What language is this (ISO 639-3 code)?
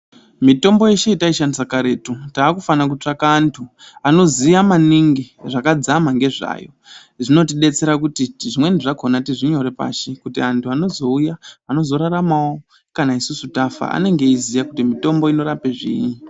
ndc